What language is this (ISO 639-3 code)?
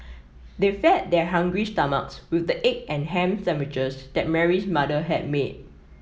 eng